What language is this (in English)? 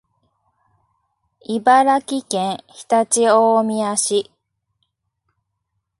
Japanese